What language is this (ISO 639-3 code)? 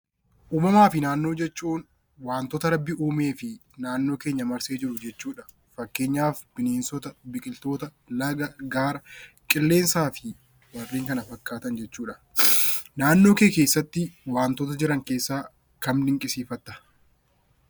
orm